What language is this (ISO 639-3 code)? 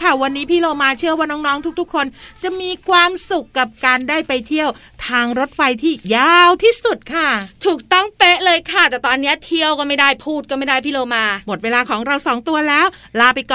tha